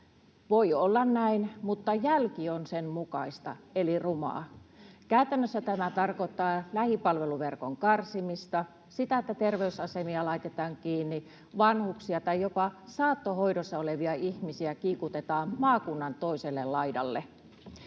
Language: Finnish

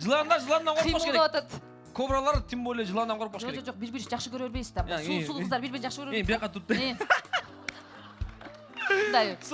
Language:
Turkish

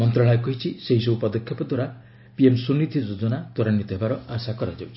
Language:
Odia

